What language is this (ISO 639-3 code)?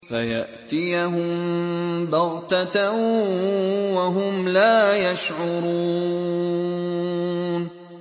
ara